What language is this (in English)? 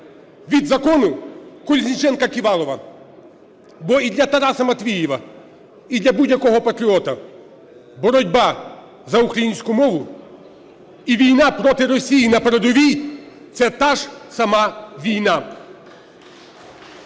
Ukrainian